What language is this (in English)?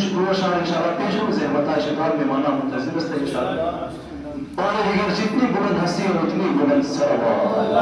Arabic